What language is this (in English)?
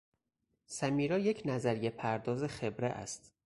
Persian